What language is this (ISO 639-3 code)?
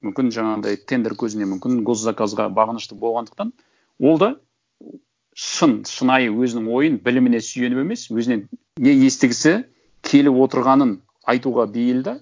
kaz